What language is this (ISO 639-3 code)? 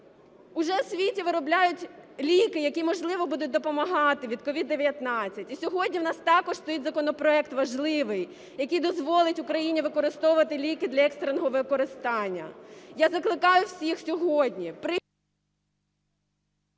ukr